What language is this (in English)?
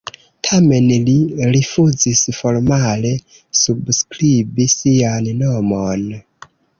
Esperanto